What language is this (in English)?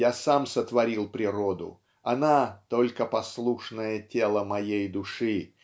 Russian